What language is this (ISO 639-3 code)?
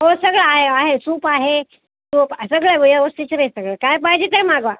mar